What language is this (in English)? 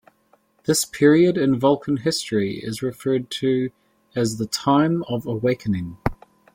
English